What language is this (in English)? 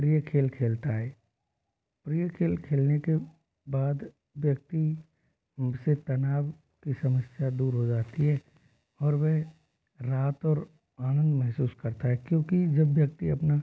Hindi